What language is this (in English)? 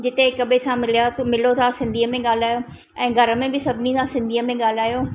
Sindhi